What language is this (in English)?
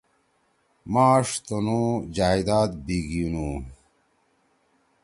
Torwali